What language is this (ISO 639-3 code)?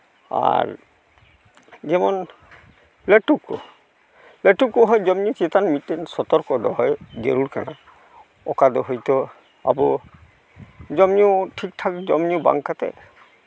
sat